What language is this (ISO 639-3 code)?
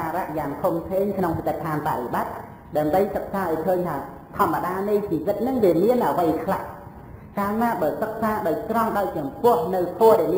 vie